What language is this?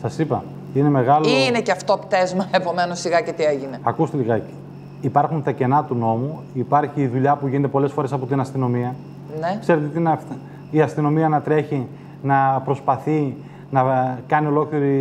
Greek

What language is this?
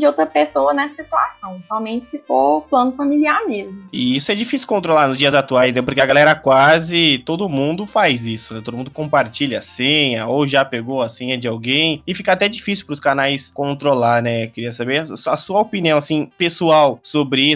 Portuguese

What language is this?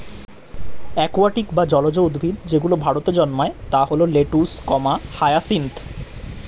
Bangla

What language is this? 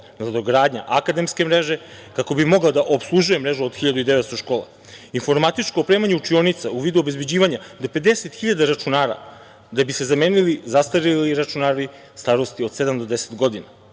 Serbian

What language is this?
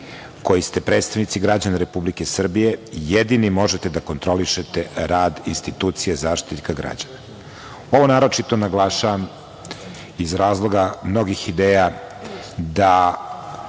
Serbian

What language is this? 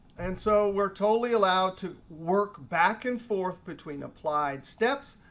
English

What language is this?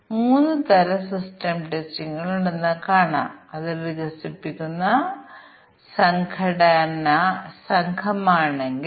Malayalam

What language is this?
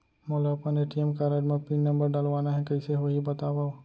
Chhattisgarhi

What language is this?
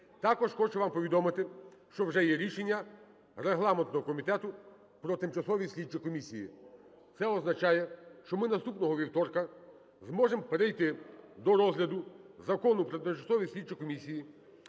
Ukrainian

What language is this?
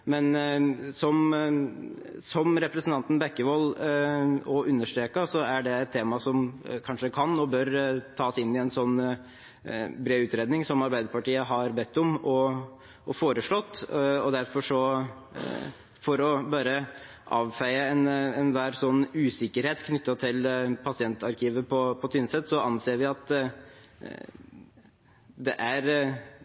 Norwegian Bokmål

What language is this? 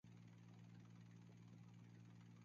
Chinese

